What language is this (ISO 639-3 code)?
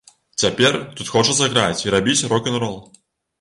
bel